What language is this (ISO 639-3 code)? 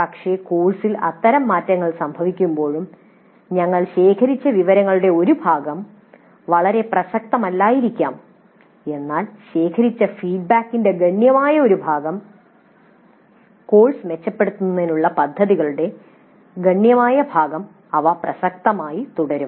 mal